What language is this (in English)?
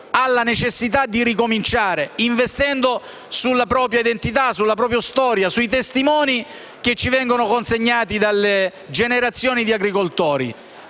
Italian